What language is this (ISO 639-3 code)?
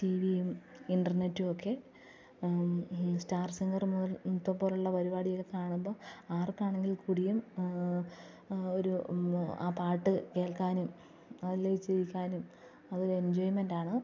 mal